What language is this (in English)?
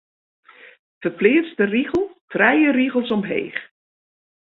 Western Frisian